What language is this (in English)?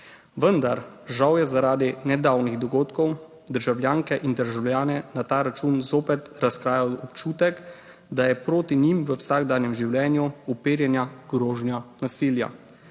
Slovenian